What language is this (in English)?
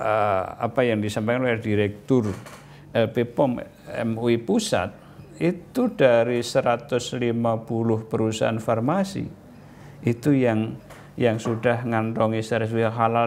Indonesian